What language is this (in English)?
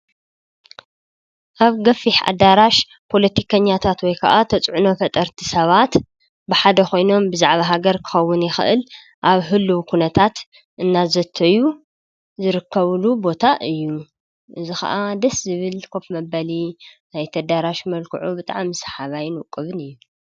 Tigrinya